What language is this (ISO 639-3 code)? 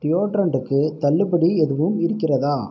tam